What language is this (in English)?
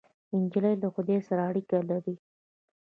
Pashto